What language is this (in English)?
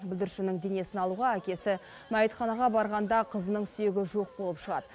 Kazakh